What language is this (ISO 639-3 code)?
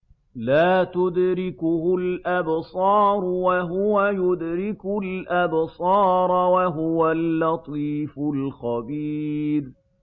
ara